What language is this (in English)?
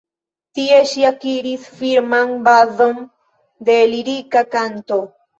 Esperanto